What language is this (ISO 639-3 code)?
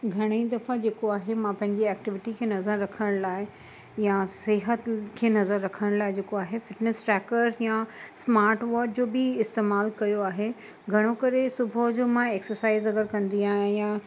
snd